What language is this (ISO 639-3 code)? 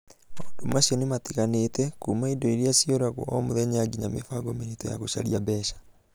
kik